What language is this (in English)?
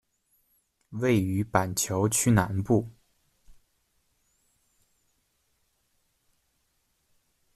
Chinese